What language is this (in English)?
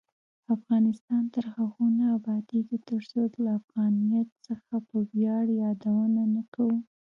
Pashto